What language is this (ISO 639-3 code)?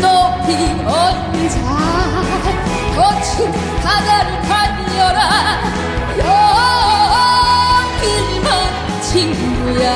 kor